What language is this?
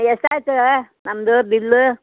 Kannada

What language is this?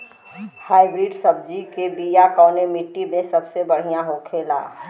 Bhojpuri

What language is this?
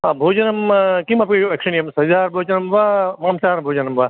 Sanskrit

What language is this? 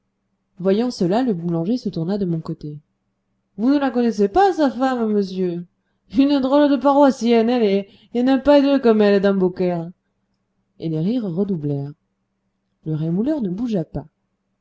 French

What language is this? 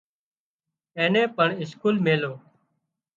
Wadiyara Koli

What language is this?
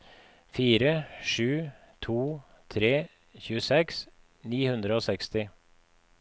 Norwegian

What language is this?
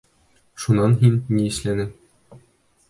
Bashkir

